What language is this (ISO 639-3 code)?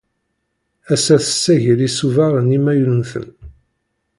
kab